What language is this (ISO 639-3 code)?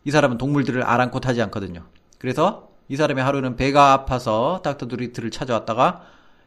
kor